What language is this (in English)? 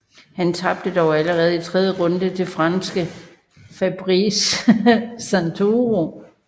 Danish